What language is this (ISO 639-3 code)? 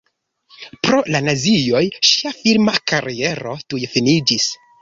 epo